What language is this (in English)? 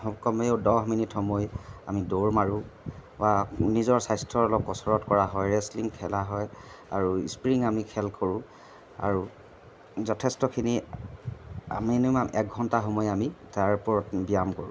Assamese